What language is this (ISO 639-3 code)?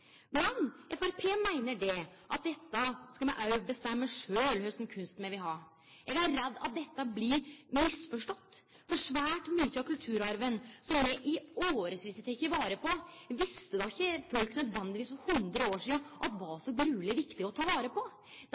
nno